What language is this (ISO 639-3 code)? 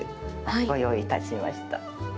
jpn